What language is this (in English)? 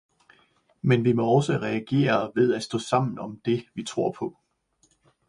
Danish